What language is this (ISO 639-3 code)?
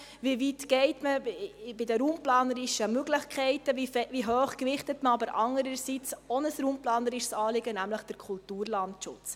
gsw